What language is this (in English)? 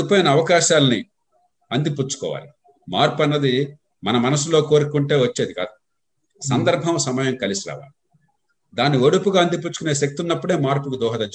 Telugu